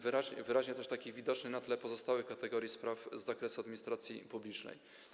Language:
Polish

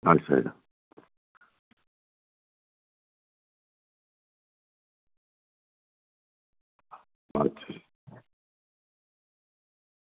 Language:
Dogri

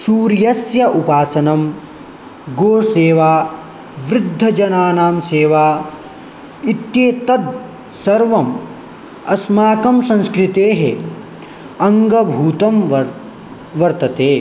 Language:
Sanskrit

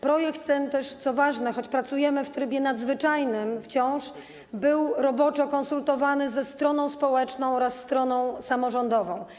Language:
Polish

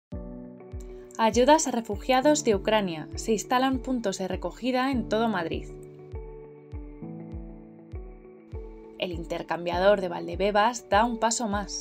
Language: Spanish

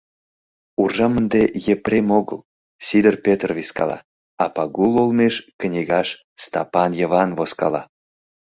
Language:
Mari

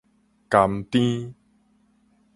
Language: Min Nan Chinese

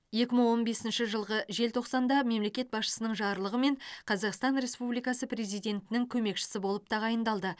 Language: Kazakh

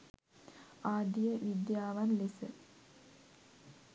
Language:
Sinhala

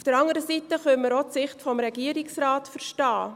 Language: Swiss German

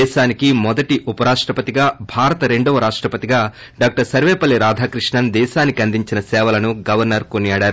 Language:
Telugu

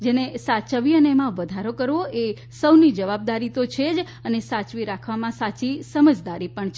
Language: Gujarati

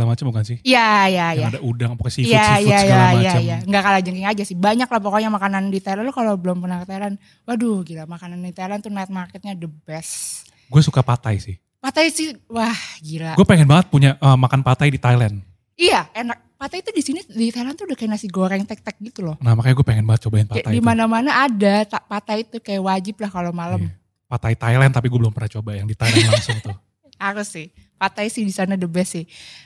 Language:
Indonesian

